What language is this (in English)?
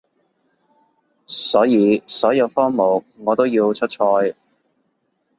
Cantonese